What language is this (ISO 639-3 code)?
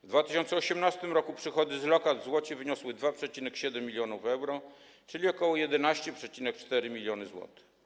pol